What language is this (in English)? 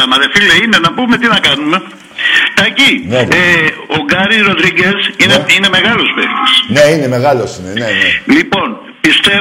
Greek